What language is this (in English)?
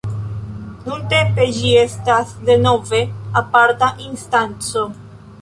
Esperanto